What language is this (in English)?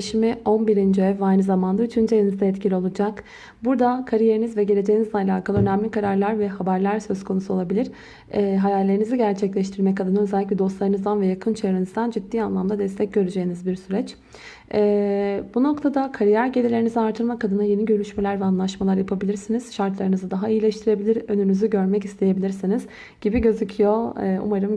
Turkish